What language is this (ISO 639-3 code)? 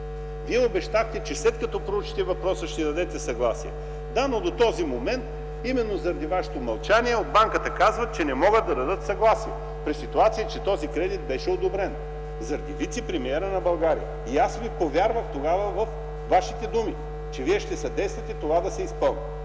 bul